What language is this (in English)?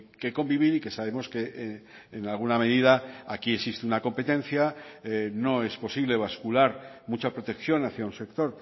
Spanish